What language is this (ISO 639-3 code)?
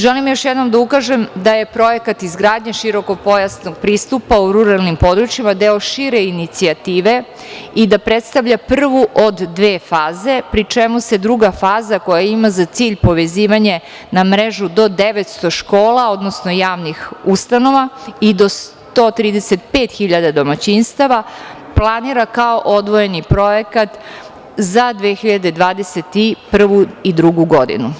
srp